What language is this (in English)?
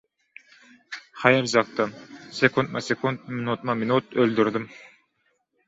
Turkmen